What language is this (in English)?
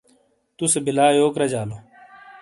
Shina